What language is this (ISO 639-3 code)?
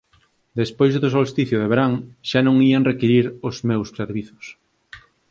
glg